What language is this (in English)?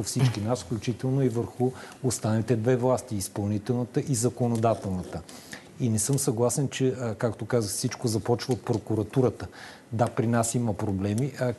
Bulgarian